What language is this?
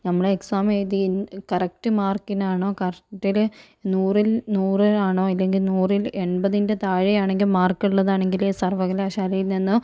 Malayalam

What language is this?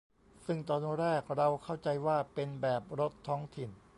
Thai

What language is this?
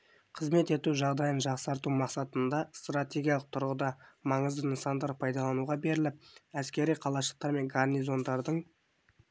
Kazakh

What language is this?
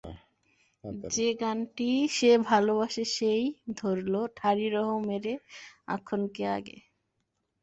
Bangla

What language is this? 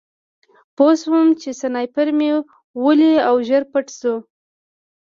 Pashto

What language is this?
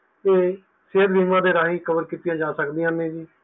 Punjabi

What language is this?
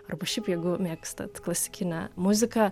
Lithuanian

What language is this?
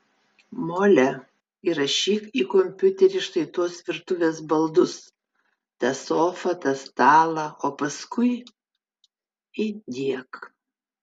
Lithuanian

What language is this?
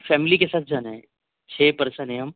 Urdu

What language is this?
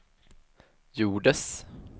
Swedish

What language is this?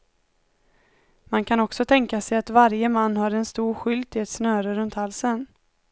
Swedish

